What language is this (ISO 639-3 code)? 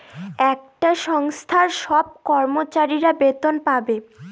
ben